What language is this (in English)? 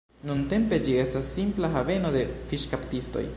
Esperanto